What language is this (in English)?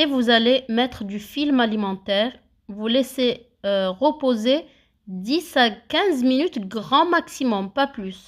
French